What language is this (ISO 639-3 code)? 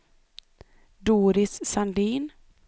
swe